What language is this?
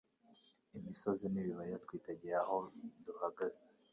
Kinyarwanda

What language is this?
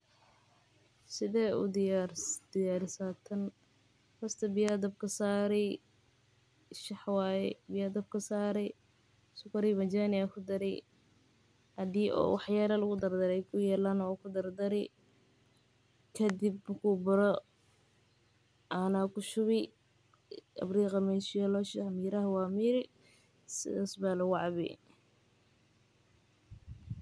Somali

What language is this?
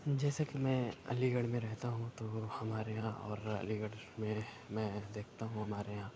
Urdu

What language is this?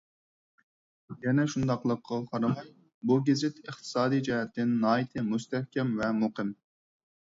Uyghur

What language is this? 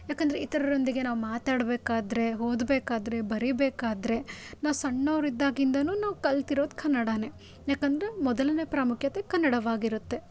Kannada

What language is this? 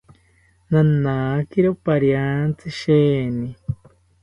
South Ucayali Ashéninka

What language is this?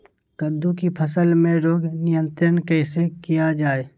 Magahi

